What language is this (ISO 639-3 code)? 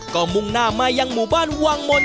tha